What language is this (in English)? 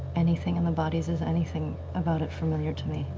English